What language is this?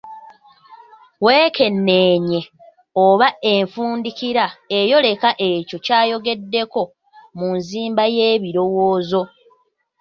Ganda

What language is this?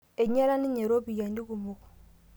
Masai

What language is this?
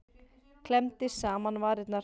Icelandic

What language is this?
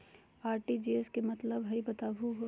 Magahi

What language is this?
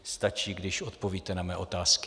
Czech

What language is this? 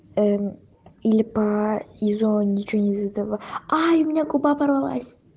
Russian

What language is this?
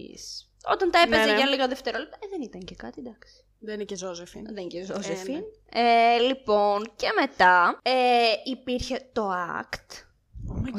Greek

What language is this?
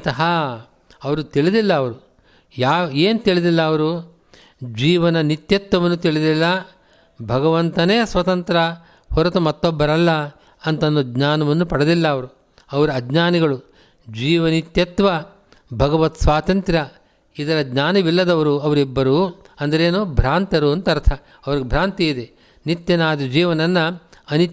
Kannada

